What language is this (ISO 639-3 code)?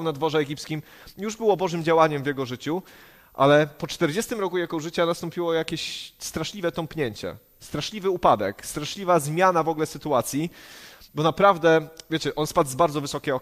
pol